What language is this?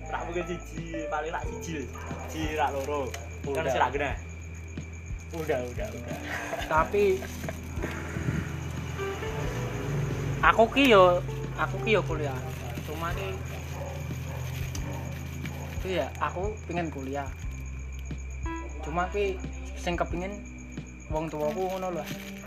Indonesian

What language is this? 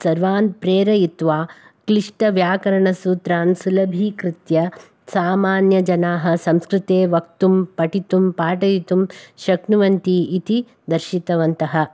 Sanskrit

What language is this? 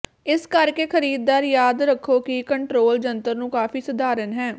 Punjabi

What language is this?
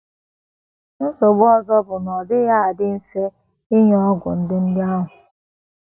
Igbo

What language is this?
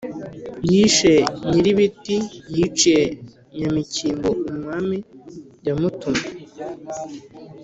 Kinyarwanda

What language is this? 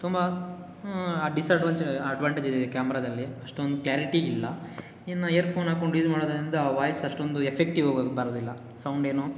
Kannada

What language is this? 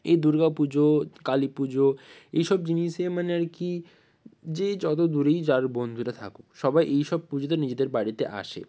Bangla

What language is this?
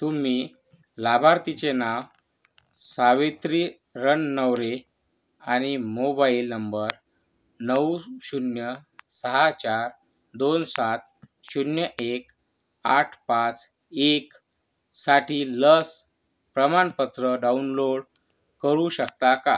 Marathi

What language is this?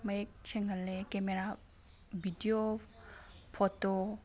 Manipuri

